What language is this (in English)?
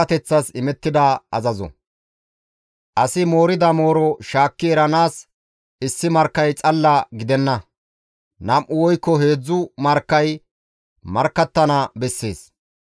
Gamo